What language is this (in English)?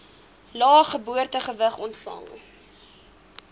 Afrikaans